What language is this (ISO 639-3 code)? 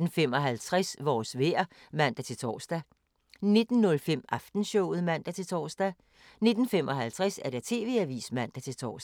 dan